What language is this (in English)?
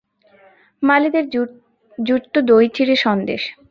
Bangla